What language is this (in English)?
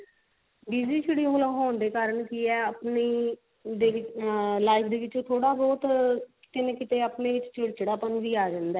Punjabi